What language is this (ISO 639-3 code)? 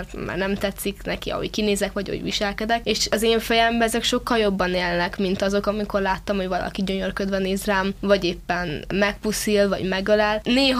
hun